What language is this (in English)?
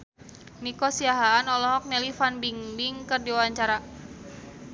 Sundanese